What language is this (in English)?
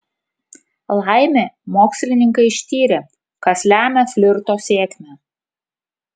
Lithuanian